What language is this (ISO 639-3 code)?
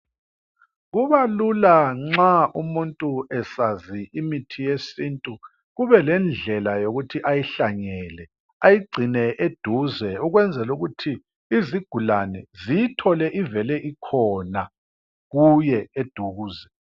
nde